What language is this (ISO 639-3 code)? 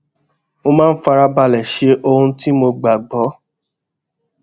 yor